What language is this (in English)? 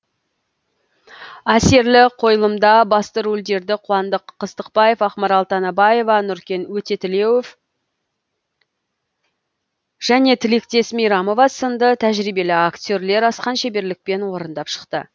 Kazakh